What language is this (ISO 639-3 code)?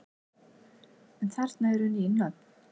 isl